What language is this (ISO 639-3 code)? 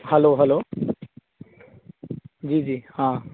mai